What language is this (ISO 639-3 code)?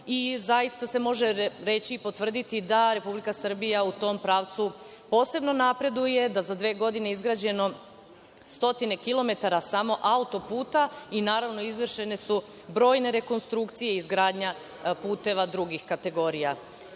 srp